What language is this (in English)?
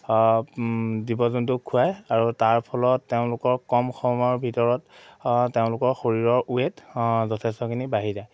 Assamese